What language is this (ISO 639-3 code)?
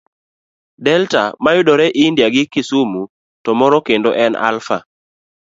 luo